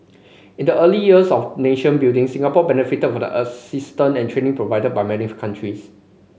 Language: English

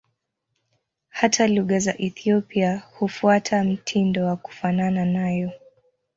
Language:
Swahili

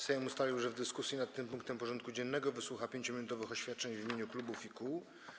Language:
Polish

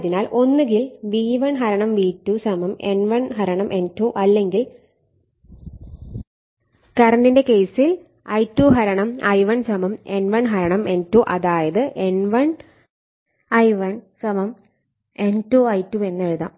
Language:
Malayalam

